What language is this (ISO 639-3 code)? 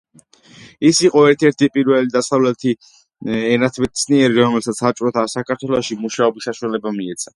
kat